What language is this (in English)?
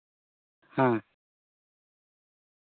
Santali